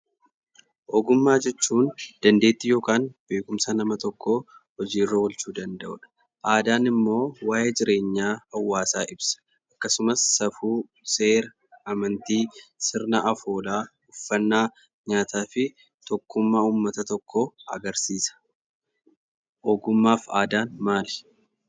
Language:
Oromo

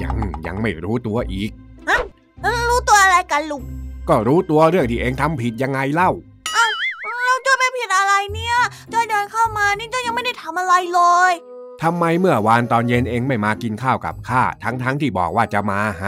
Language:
Thai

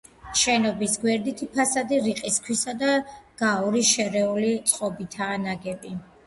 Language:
Georgian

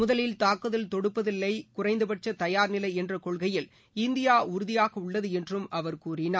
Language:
Tamil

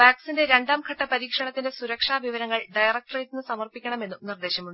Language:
Malayalam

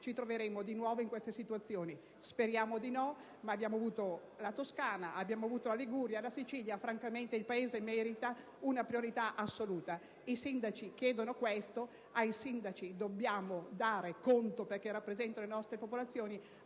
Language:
Italian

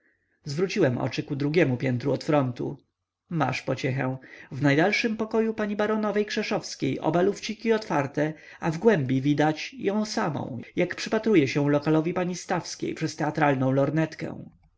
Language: Polish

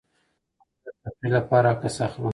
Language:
Pashto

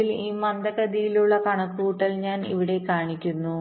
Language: Malayalam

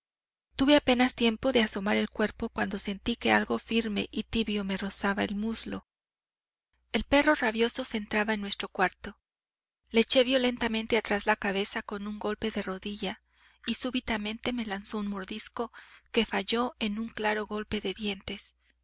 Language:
Spanish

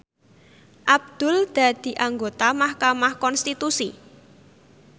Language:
Javanese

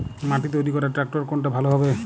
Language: Bangla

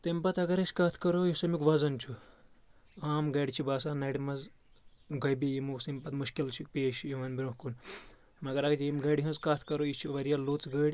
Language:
Kashmiri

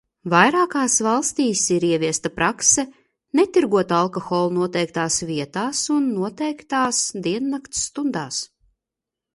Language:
Latvian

